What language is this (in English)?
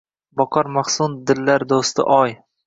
Uzbek